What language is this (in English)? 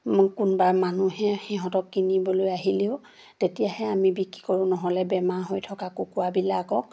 Assamese